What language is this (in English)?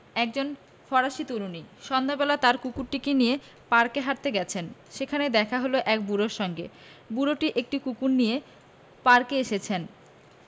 Bangla